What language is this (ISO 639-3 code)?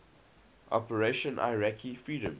eng